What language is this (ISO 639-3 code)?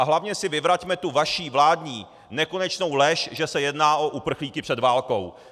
ces